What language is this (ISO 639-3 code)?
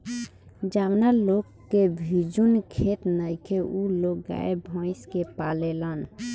bho